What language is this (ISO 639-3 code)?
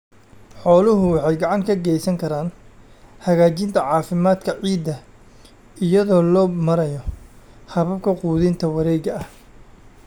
som